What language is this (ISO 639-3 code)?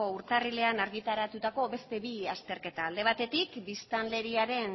eus